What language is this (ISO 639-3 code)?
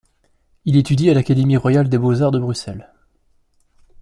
fra